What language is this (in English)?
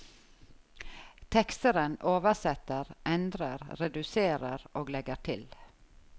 Norwegian